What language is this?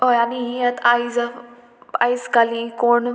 Konkani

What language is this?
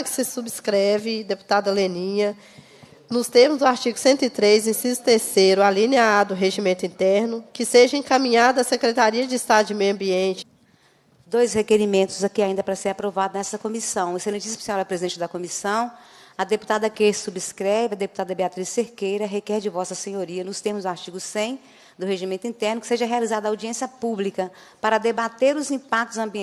Portuguese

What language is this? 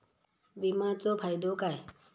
Marathi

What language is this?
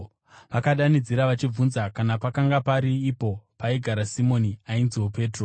Shona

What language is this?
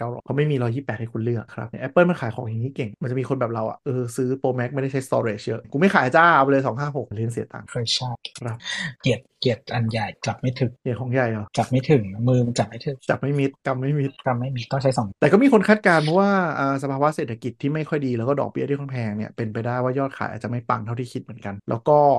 Thai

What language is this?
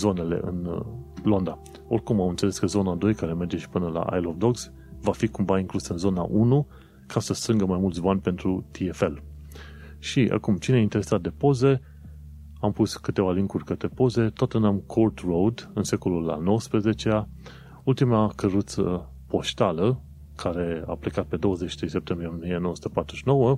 Romanian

